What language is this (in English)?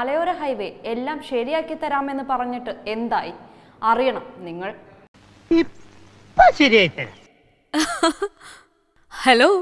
Hindi